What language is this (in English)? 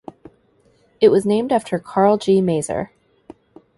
English